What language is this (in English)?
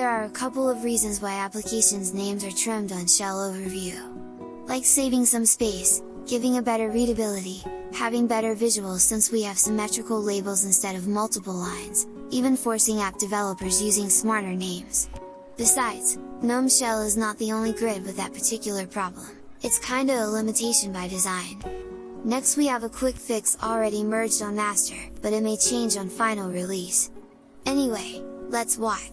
English